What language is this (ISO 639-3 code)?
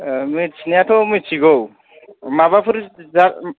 brx